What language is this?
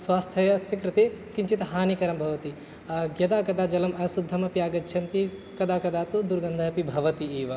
Sanskrit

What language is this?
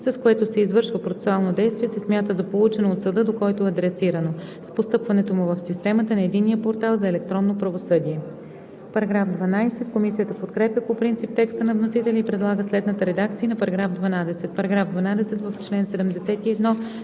Bulgarian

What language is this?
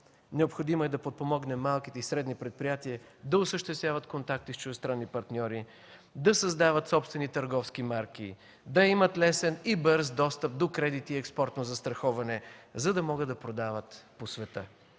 Bulgarian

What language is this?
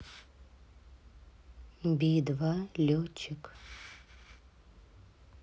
Russian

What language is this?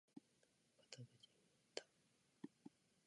Japanese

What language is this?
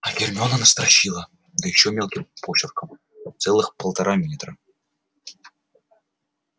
Russian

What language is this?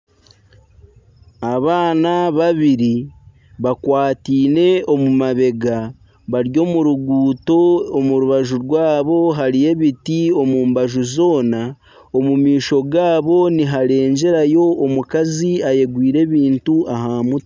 Nyankole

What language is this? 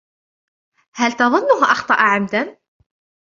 Arabic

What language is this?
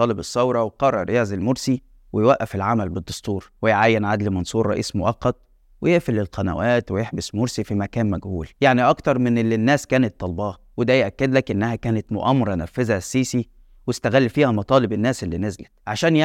Arabic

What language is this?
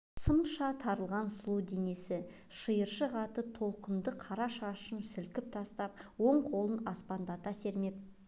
Kazakh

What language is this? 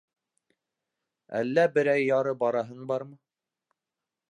Bashkir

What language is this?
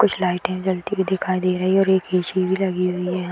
Hindi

